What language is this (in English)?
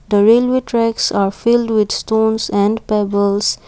English